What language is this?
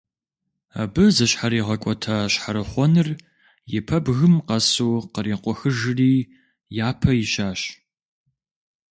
Kabardian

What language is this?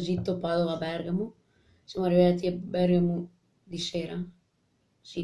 Italian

